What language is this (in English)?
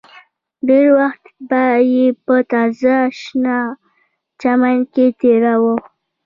Pashto